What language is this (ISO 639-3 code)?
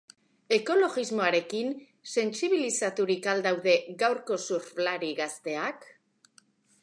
eus